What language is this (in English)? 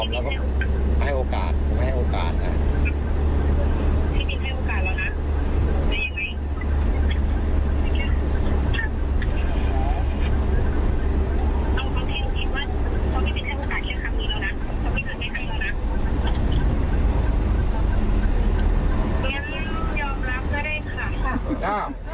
Thai